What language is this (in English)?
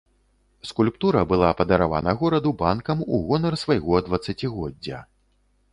Belarusian